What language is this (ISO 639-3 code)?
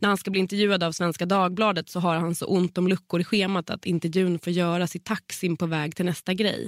swe